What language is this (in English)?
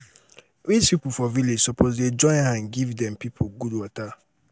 Nigerian Pidgin